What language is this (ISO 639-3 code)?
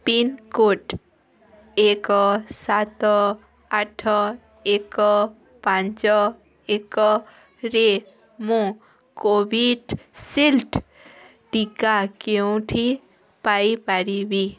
ori